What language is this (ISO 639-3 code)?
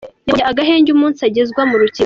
kin